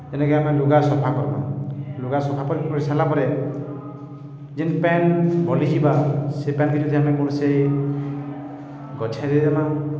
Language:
Odia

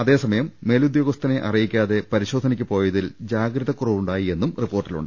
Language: Malayalam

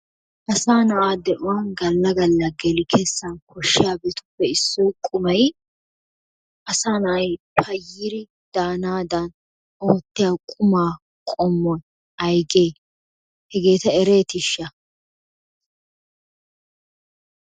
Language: Wolaytta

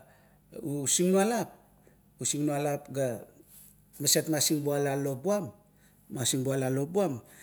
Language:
Kuot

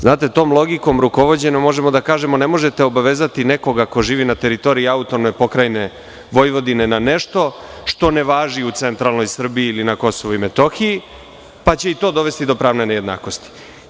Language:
Serbian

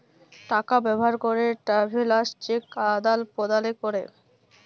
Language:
Bangla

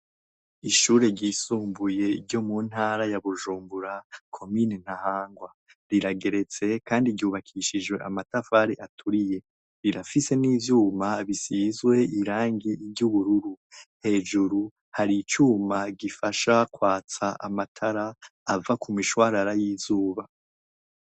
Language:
Rundi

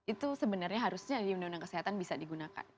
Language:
Indonesian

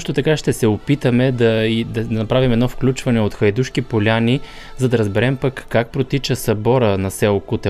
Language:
Bulgarian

